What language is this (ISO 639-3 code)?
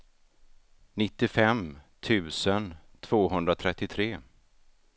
swe